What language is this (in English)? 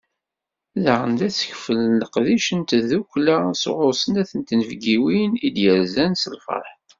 Kabyle